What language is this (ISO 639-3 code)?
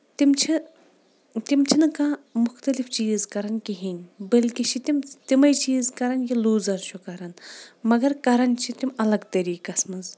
kas